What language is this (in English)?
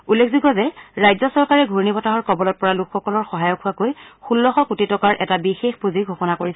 Assamese